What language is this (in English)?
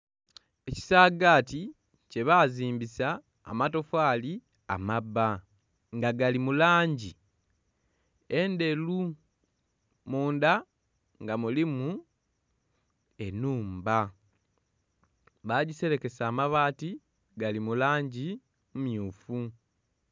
Soga